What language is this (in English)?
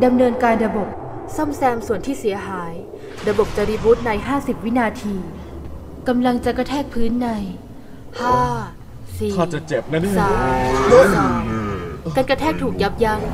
Thai